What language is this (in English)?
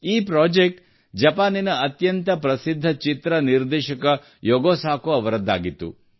Kannada